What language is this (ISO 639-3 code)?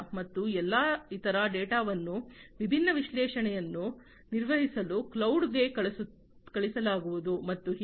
kan